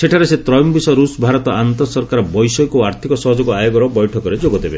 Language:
Odia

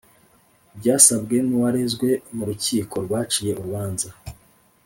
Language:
Kinyarwanda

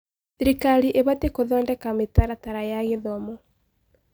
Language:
Kikuyu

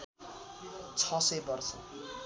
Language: Nepali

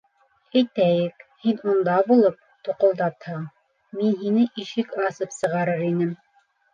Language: Bashkir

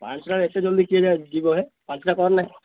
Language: Odia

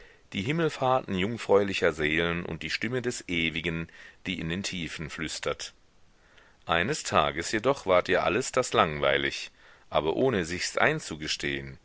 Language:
German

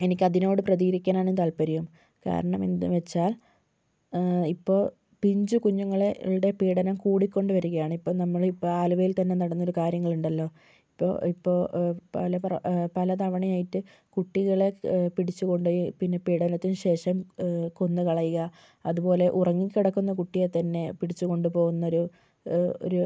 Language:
Malayalam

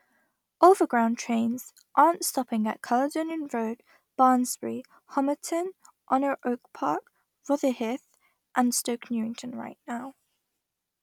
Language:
English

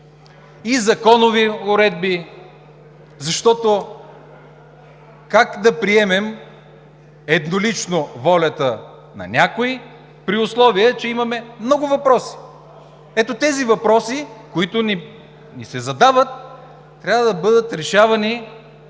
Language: Bulgarian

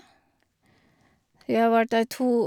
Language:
Norwegian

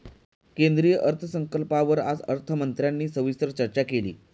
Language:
Marathi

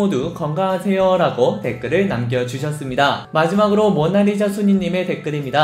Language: Korean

